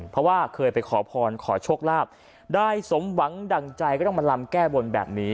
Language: Thai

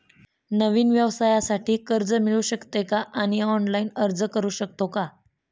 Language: Marathi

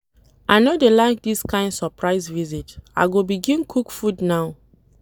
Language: Nigerian Pidgin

